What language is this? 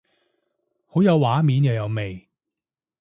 Cantonese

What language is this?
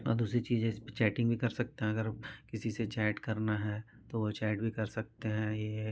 Hindi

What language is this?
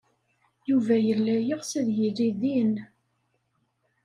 Kabyle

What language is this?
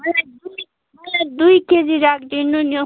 Nepali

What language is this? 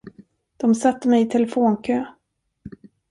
Swedish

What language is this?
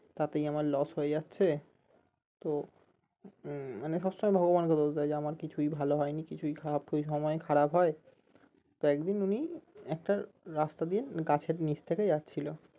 Bangla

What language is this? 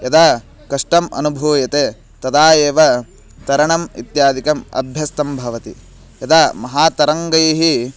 Sanskrit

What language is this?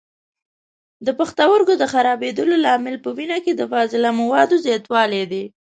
Pashto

